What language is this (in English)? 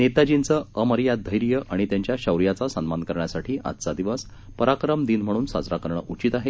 Marathi